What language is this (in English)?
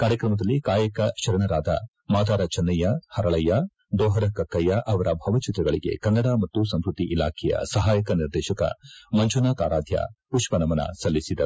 Kannada